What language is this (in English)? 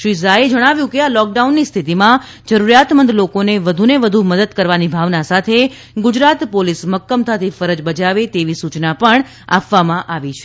Gujarati